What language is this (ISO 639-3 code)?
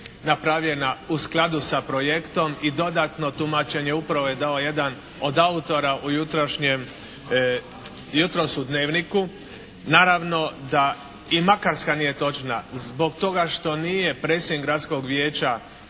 hrv